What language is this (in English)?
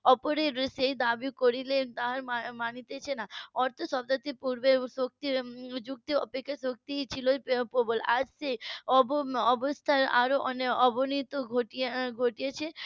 Bangla